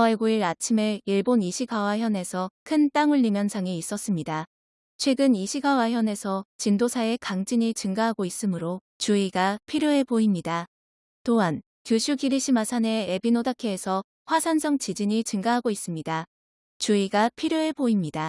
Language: Korean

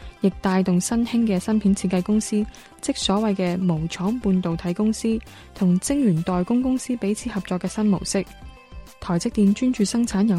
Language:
Chinese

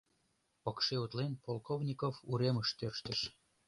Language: Mari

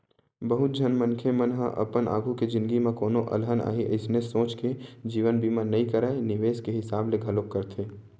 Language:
Chhattisgarhi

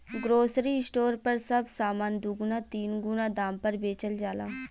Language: Bhojpuri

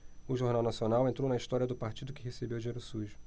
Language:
Portuguese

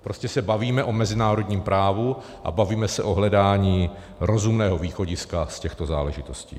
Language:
Czech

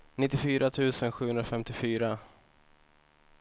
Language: Swedish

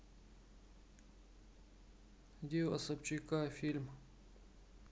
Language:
Russian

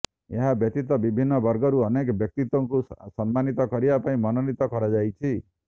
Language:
Odia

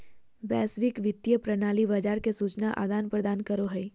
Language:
Magahi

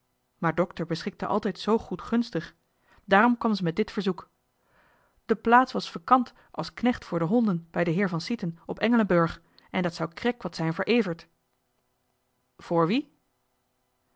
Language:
Dutch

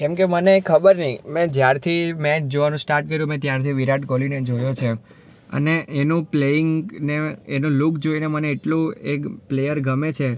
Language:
Gujarati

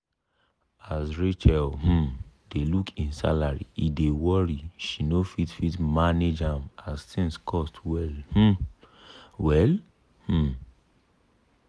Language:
Nigerian Pidgin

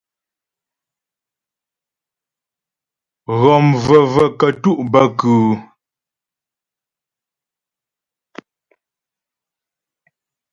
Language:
Ghomala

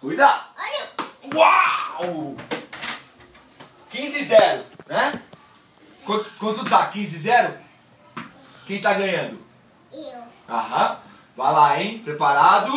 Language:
Portuguese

